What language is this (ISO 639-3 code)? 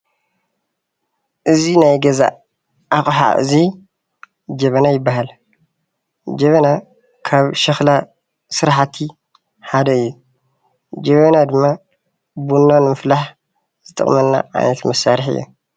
tir